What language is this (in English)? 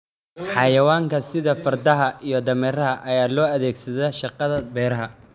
Somali